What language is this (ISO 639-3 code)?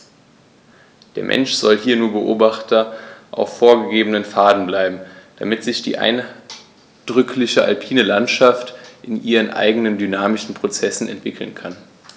deu